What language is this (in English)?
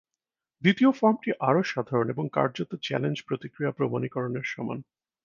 Bangla